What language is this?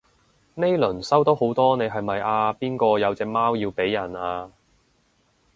Cantonese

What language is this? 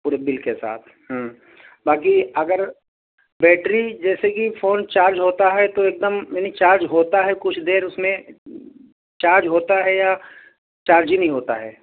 Urdu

